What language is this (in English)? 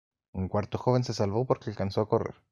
Spanish